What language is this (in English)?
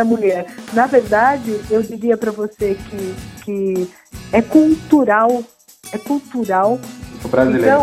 Portuguese